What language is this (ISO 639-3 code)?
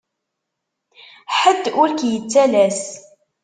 kab